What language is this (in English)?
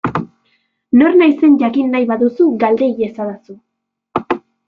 Basque